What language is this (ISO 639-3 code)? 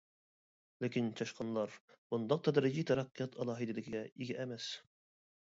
uig